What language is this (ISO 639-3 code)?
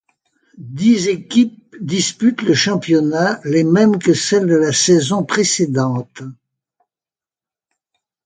fra